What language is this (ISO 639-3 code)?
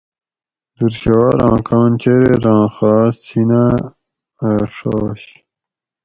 gwc